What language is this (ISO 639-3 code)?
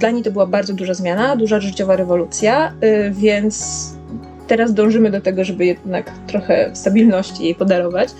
pol